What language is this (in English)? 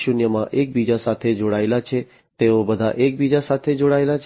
Gujarati